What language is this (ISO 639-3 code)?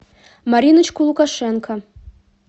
rus